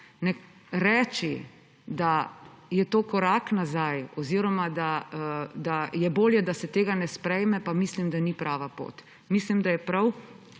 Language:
Slovenian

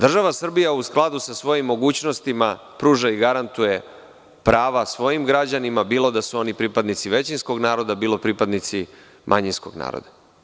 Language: Serbian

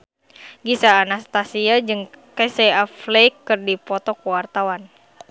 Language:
Sundanese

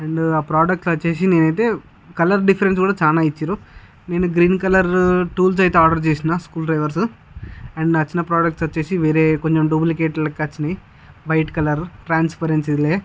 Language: Telugu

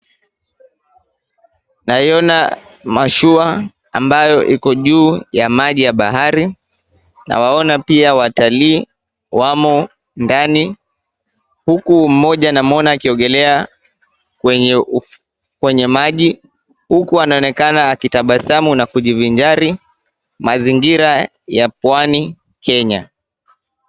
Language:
Swahili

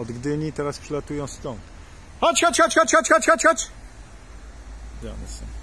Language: Polish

